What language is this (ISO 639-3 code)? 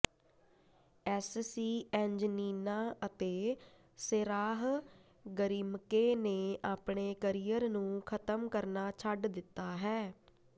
pan